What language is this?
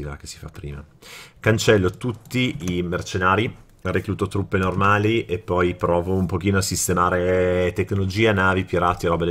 Italian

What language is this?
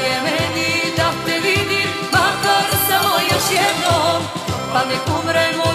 Romanian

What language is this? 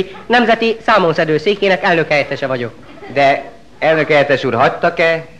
Hungarian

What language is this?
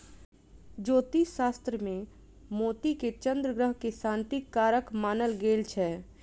Maithili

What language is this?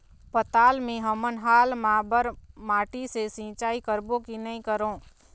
Chhattisgarhi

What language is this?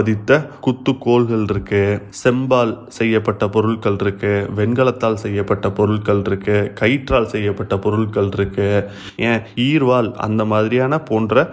Tamil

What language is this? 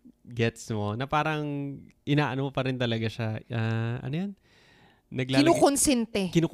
Filipino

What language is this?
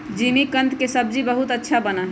Magahi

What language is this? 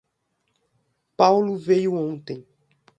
Portuguese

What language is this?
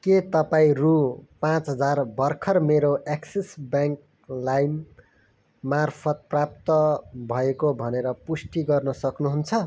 Nepali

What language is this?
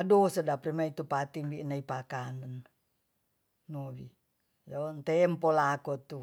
Tonsea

